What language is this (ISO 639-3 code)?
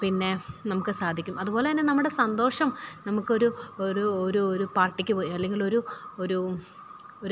mal